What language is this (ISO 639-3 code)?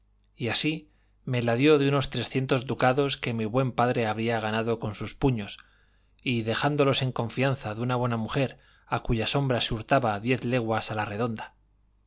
spa